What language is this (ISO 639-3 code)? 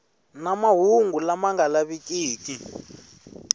tso